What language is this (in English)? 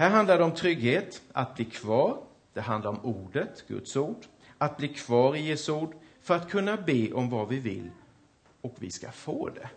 Swedish